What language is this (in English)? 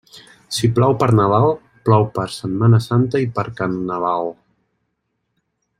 Catalan